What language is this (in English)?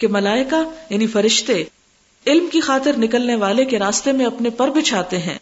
Urdu